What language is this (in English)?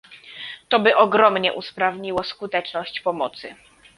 Polish